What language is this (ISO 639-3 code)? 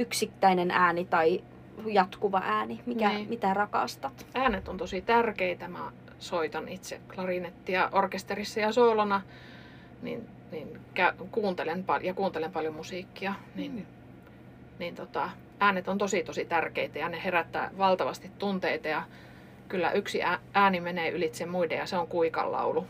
fin